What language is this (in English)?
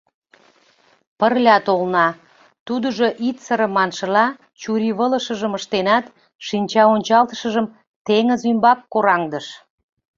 Mari